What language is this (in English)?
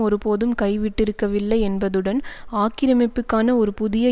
Tamil